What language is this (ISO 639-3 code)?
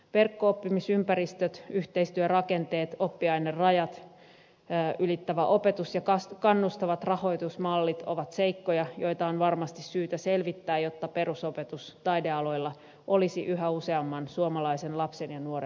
fin